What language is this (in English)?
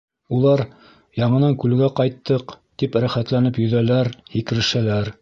Bashkir